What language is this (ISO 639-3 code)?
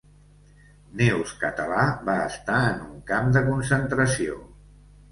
cat